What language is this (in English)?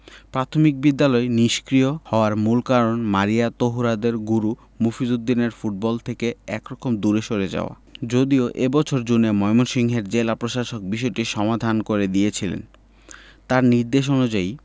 Bangla